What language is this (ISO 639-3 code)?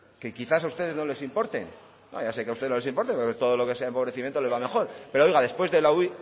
spa